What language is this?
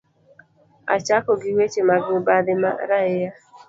Luo (Kenya and Tanzania)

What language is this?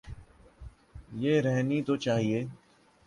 Urdu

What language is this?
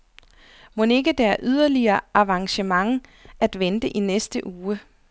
Danish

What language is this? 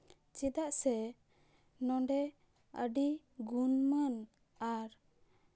Santali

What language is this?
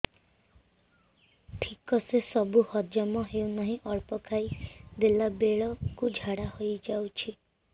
Odia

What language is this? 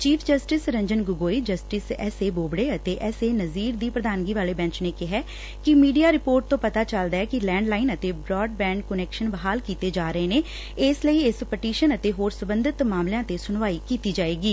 Punjabi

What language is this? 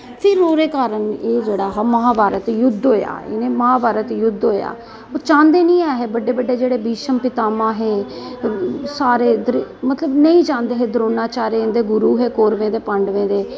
Dogri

